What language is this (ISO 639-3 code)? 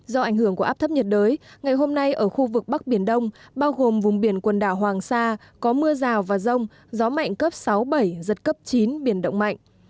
vie